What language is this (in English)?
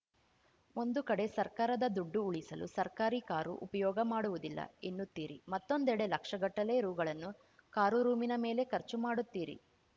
Kannada